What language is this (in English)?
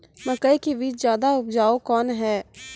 Maithili